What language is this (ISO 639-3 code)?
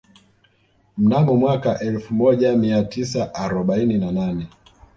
swa